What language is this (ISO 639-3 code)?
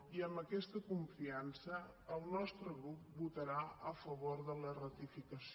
cat